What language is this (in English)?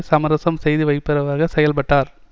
Tamil